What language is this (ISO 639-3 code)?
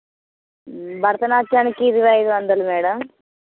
tel